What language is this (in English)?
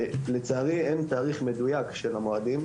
Hebrew